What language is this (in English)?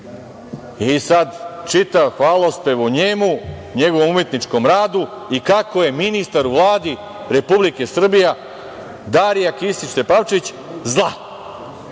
Serbian